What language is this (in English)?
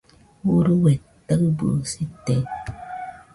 Nüpode Huitoto